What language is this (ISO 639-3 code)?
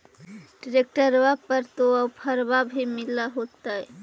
mag